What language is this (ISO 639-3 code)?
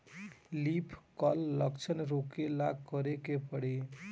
bho